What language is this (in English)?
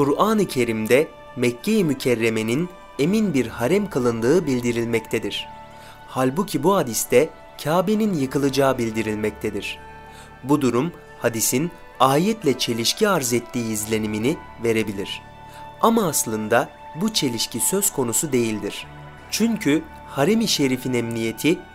Turkish